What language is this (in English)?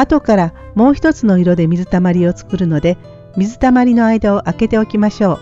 Japanese